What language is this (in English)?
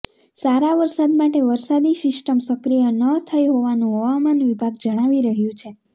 Gujarati